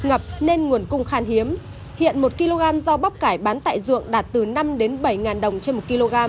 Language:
Vietnamese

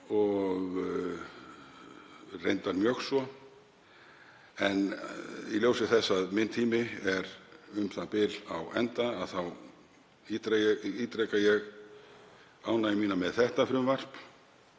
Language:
Icelandic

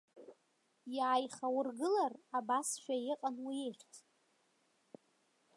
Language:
Abkhazian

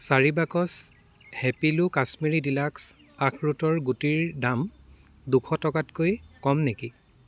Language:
Assamese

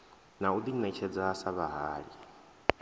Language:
Venda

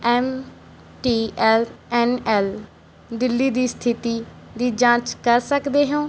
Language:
Punjabi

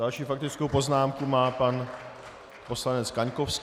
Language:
Czech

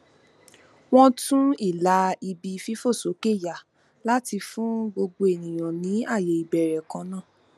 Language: Yoruba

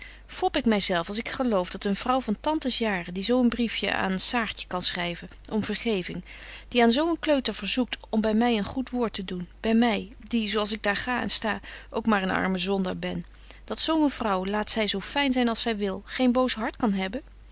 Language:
Dutch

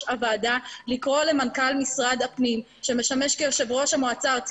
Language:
Hebrew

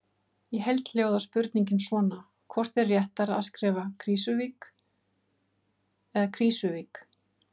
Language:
Icelandic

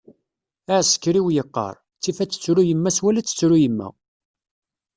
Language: Kabyle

